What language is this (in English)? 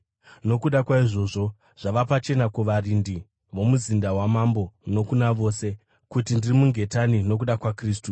Shona